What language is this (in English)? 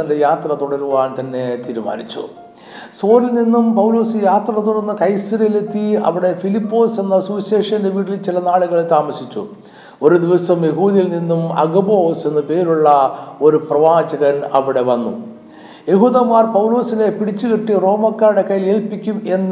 Malayalam